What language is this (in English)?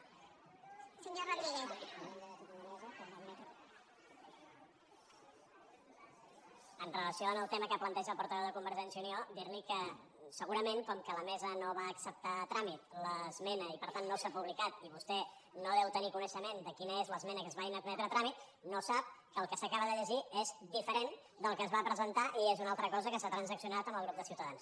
Catalan